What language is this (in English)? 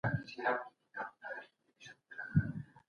Pashto